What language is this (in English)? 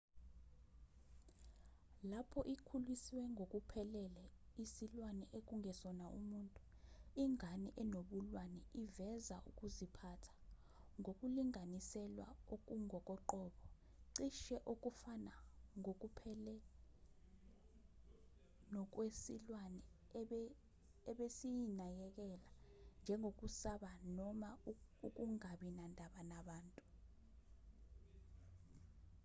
Zulu